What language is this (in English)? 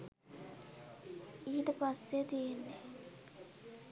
Sinhala